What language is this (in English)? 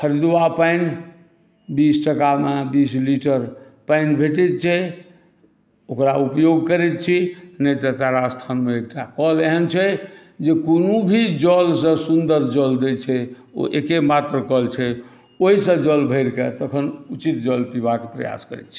Maithili